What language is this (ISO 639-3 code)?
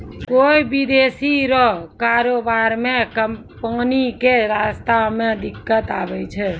mai